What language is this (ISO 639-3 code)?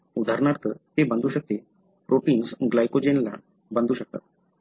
mar